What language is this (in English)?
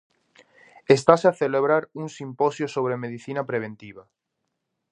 Galician